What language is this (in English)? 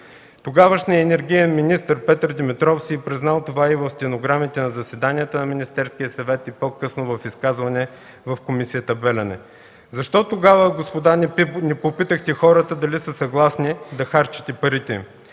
Bulgarian